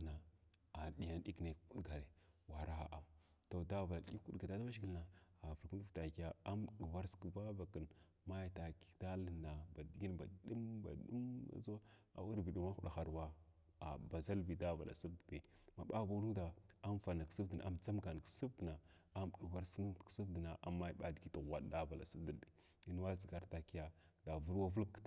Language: Glavda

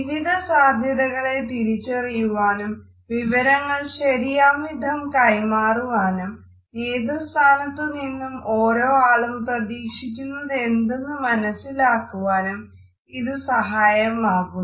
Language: Malayalam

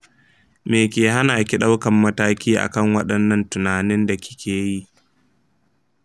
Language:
Hausa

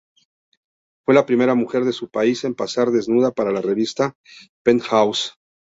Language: Spanish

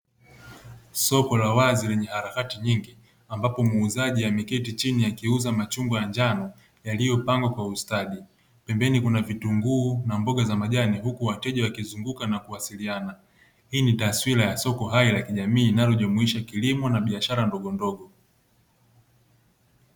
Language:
Swahili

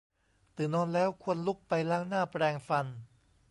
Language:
Thai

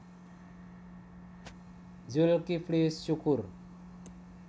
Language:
Javanese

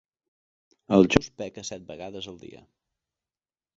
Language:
Catalan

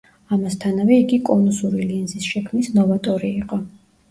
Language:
Georgian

